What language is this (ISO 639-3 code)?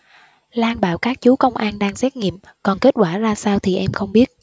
vie